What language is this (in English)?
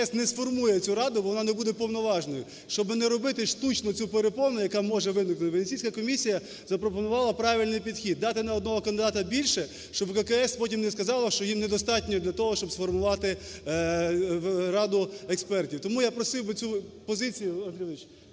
Ukrainian